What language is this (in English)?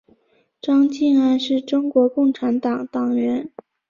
Chinese